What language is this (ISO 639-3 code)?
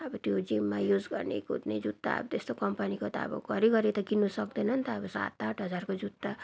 nep